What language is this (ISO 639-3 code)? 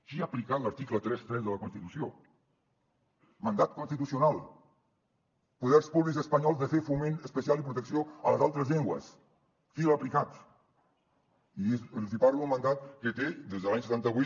cat